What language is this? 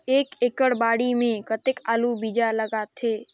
Chhattisgarhi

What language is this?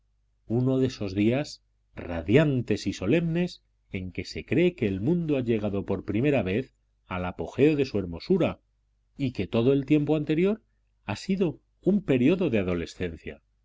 Spanish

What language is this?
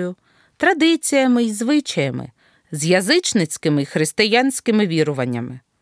Ukrainian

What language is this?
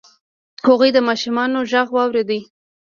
Pashto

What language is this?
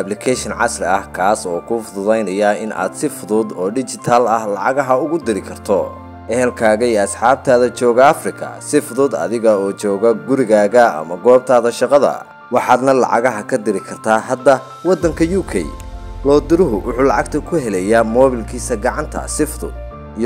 Arabic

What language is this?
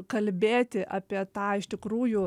Lithuanian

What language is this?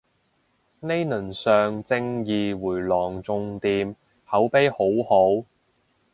Cantonese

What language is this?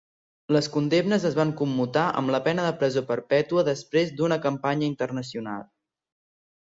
Catalan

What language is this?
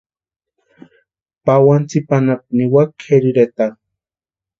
Western Highland Purepecha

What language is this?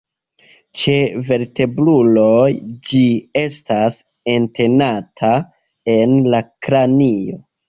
Esperanto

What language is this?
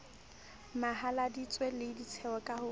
Southern Sotho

